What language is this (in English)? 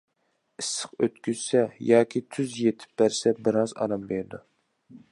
Uyghur